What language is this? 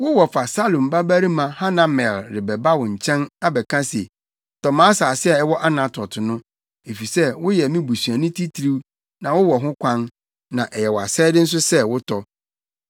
Akan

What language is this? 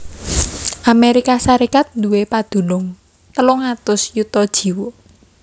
Javanese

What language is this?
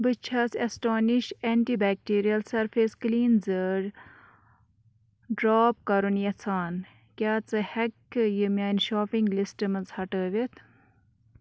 Kashmiri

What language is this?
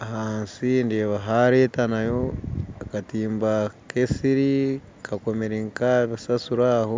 Nyankole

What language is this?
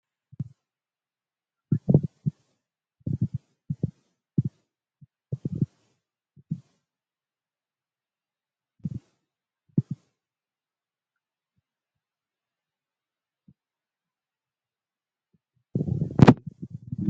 Oromo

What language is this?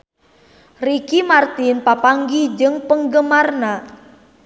Sundanese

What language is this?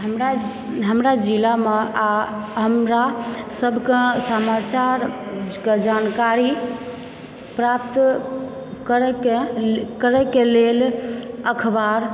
Maithili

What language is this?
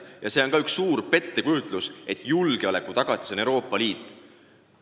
Estonian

